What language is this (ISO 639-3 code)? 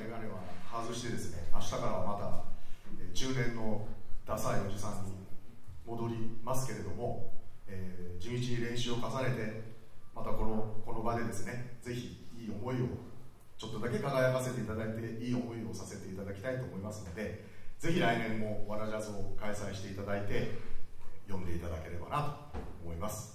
jpn